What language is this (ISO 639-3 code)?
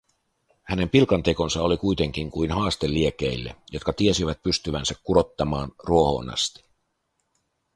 fin